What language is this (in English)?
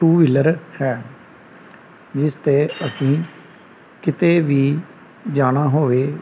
Punjabi